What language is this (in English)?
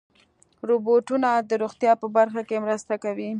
Pashto